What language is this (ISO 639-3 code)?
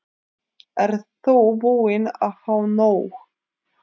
isl